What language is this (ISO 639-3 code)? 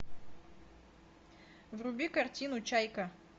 rus